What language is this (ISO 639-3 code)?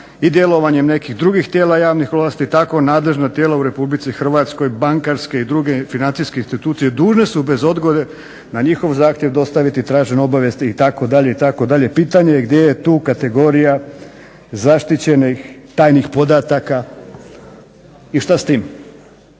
hrv